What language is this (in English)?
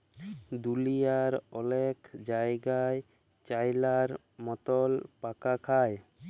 Bangla